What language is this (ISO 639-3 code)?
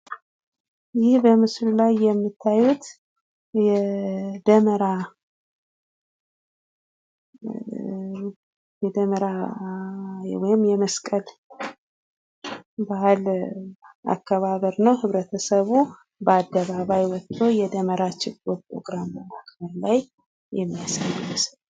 amh